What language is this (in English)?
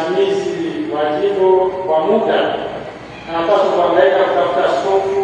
Swahili